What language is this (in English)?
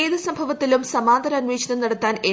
Malayalam